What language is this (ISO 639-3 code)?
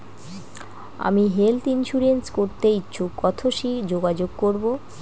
ben